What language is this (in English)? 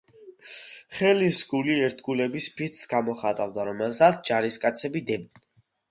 Georgian